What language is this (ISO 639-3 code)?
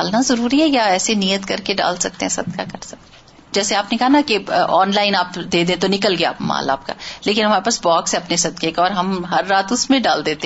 urd